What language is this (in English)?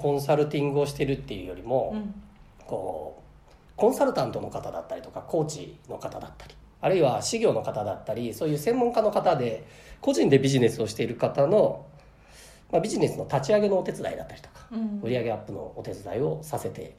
Japanese